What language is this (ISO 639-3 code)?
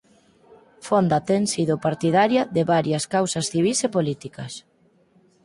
glg